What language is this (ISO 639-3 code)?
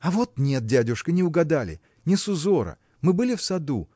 rus